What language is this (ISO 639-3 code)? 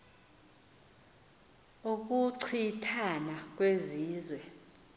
xho